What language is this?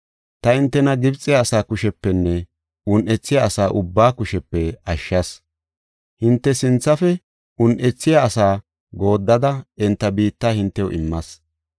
Gofa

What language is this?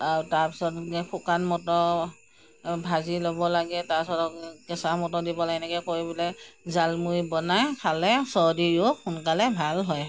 Assamese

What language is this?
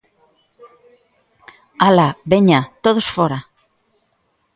Galician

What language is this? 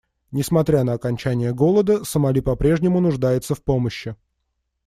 Russian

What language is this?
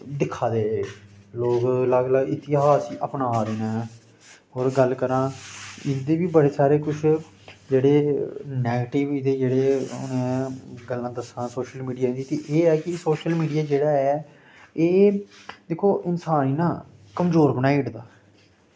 Dogri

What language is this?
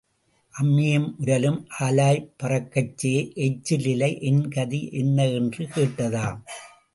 Tamil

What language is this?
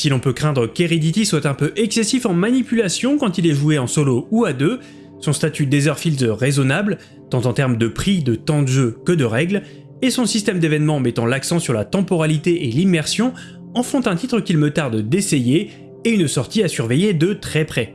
French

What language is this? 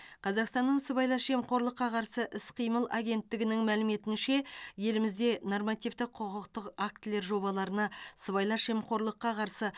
Kazakh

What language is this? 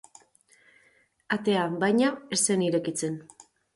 Basque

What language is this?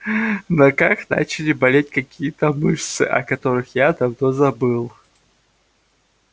Russian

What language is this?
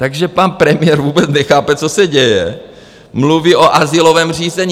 Czech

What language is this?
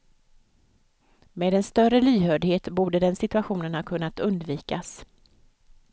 Swedish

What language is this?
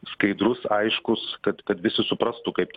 Lithuanian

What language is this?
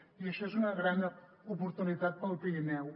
Catalan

